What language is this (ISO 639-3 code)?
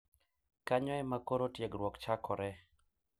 luo